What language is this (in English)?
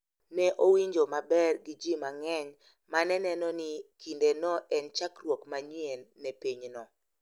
Luo (Kenya and Tanzania)